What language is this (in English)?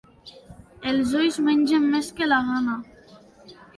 Catalan